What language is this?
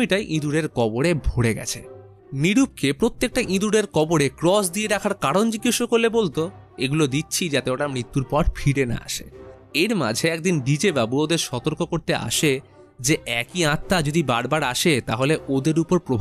Bangla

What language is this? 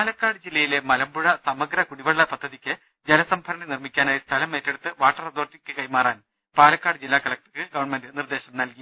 Malayalam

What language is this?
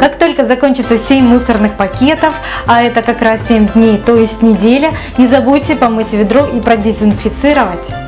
Russian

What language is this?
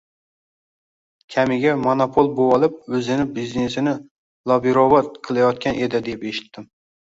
Uzbek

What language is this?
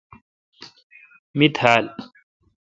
Kalkoti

